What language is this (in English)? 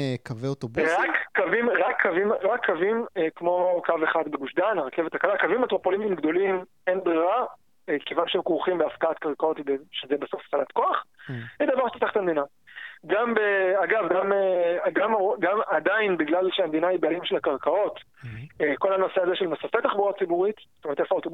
Hebrew